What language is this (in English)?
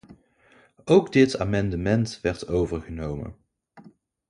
Dutch